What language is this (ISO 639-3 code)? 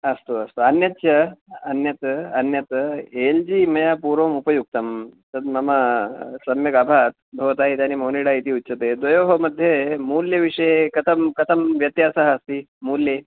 san